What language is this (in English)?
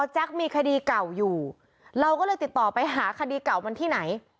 Thai